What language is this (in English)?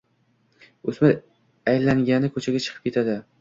Uzbek